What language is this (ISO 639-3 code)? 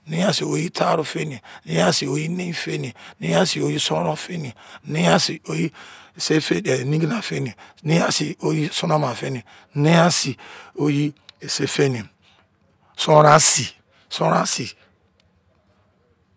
ijc